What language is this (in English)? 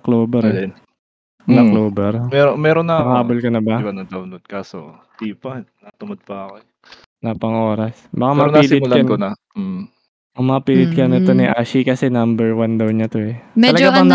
Filipino